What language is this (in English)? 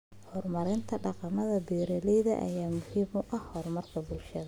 Somali